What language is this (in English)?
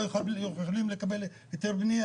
Hebrew